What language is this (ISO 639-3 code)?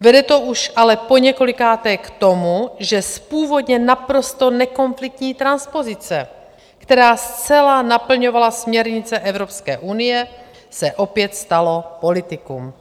ces